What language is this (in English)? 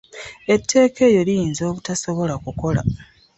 Ganda